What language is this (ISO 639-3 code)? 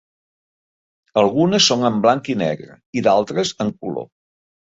cat